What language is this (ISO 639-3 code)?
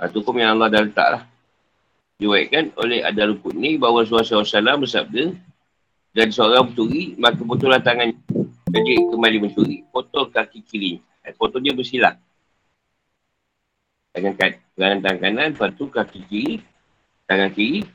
msa